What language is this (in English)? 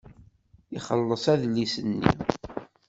Kabyle